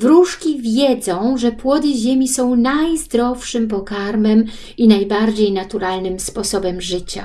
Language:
Polish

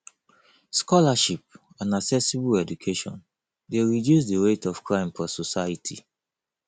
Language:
Nigerian Pidgin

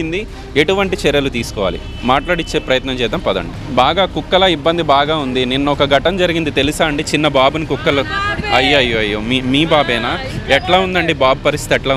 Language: Telugu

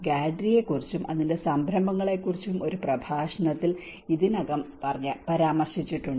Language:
Malayalam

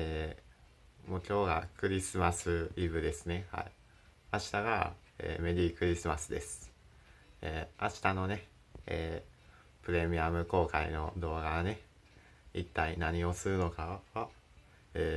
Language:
Japanese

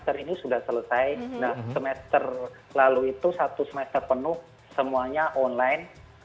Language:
Indonesian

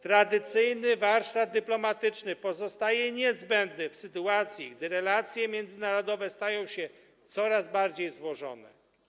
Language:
Polish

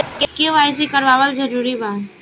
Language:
Bhojpuri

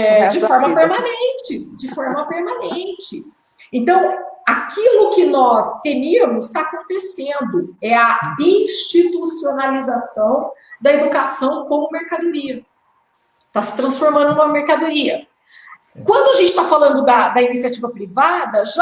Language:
Portuguese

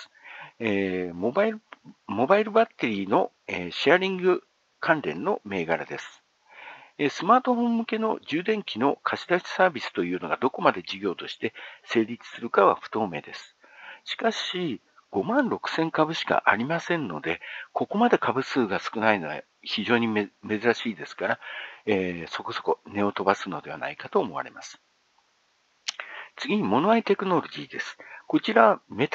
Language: Japanese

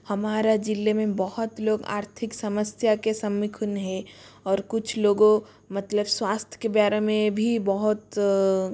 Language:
Hindi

